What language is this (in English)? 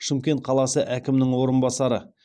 Kazakh